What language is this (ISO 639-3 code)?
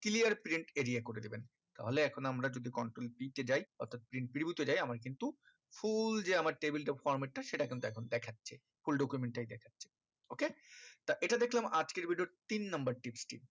ben